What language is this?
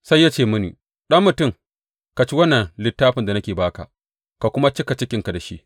Hausa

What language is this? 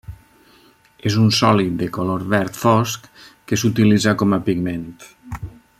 Catalan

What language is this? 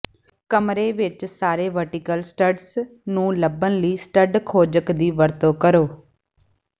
Punjabi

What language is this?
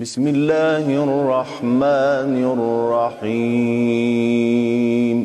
Arabic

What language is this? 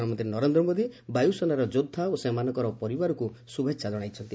Odia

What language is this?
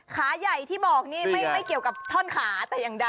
Thai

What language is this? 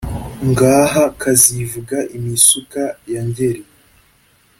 Kinyarwanda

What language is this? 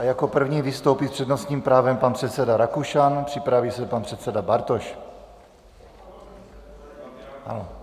Czech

